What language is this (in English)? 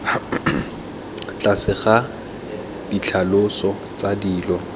Tswana